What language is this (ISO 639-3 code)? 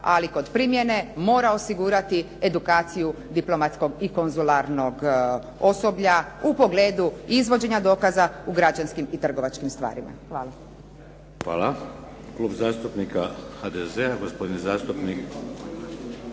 hrv